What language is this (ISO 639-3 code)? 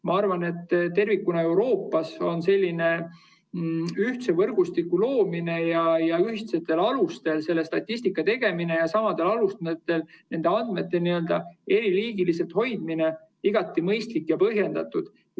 est